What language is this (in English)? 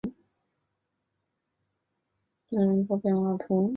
Chinese